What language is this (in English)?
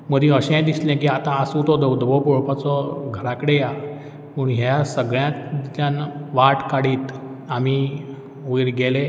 Konkani